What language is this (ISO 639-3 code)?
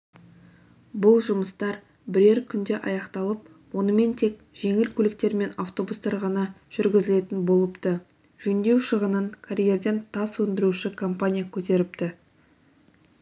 kaz